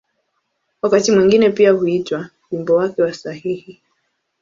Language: Swahili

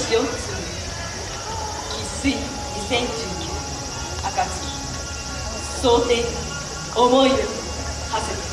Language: Japanese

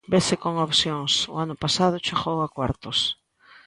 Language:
Galician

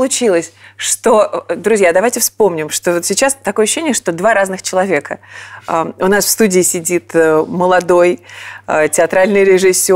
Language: Russian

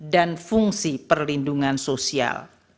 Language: Indonesian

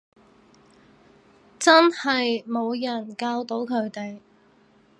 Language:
Cantonese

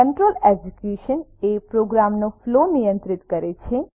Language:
Gujarati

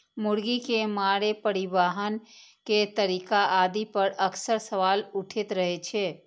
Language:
Maithili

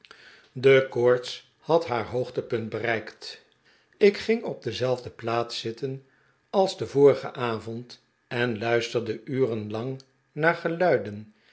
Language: Dutch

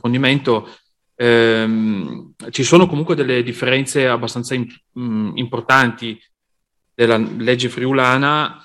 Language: Italian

